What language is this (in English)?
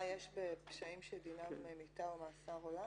Hebrew